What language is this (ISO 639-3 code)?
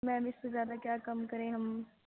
urd